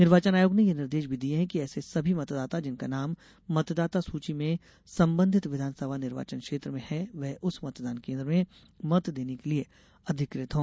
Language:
Hindi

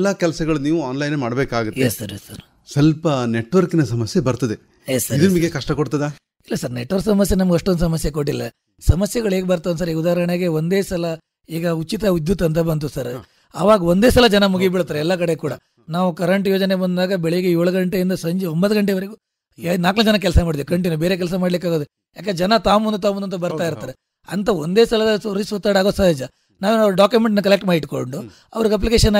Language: Kannada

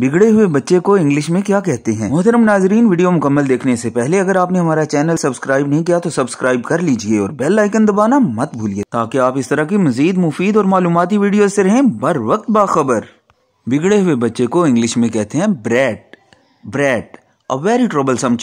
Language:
Hindi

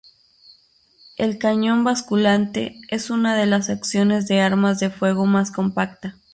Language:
Spanish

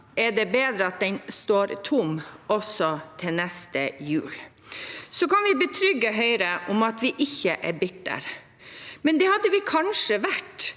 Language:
Norwegian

